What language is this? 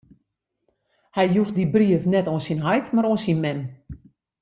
Western Frisian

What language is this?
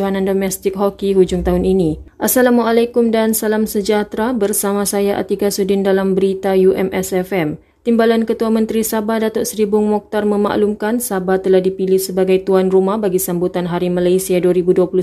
Malay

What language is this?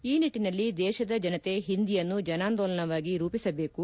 Kannada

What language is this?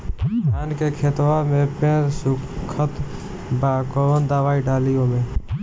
Bhojpuri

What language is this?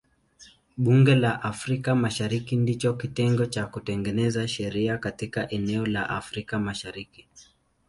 Swahili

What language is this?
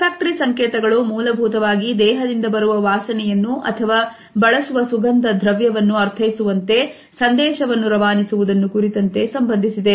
Kannada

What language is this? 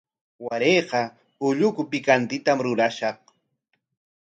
Corongo Ancash Quechua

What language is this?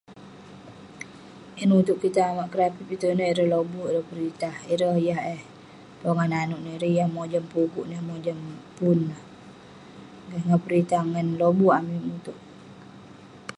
Western Penan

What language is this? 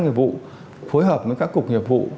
Vietnamese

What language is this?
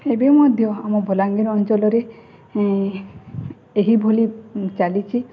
Odia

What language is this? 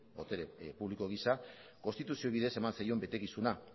Basque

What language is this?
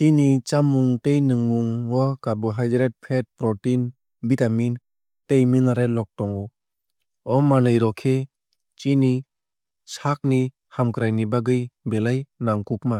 Kok Borok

